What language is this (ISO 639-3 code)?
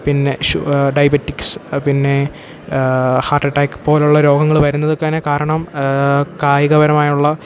mal